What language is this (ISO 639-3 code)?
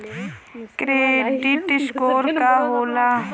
bho